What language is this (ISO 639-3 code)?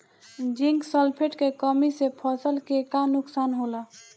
bho